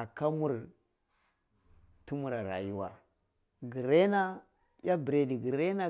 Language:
Cibak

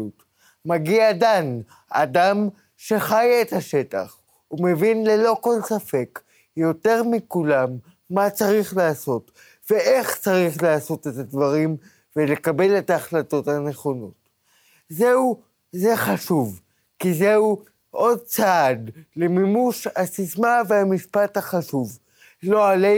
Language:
Hebrew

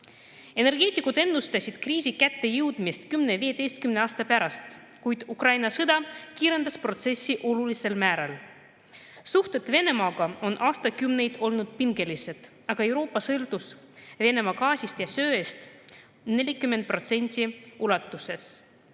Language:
Estonian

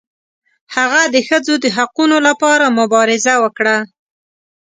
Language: Pashto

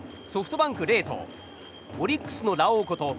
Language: Japanese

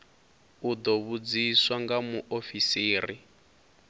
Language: Venda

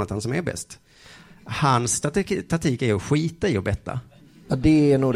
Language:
Swedish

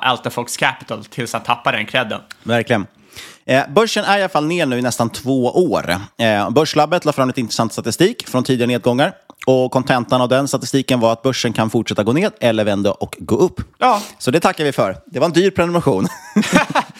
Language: Swedish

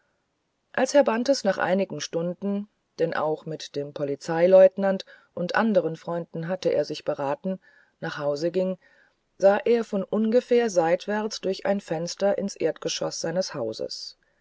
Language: German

